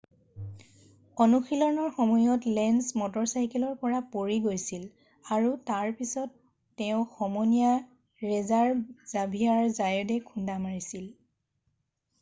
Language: Assamese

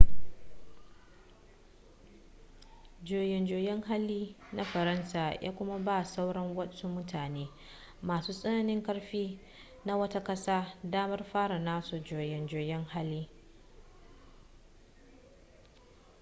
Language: Hausa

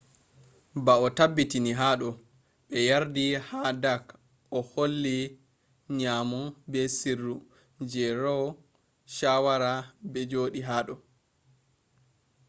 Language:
Fula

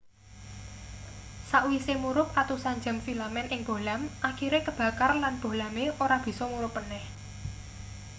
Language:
Javanese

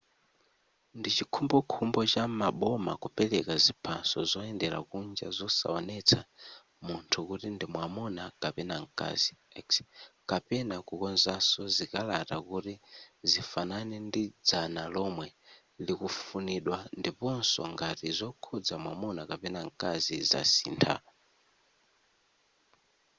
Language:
Nyanja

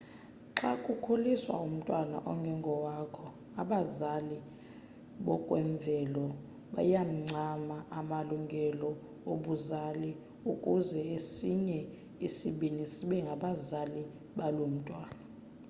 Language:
Xhosa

